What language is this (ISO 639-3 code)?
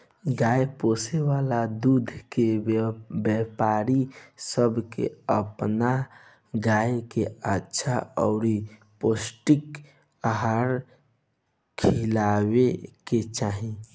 bho